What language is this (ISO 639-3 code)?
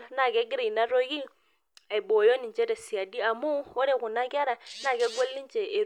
mas